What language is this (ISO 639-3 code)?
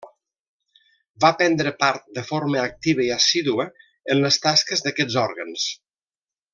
cat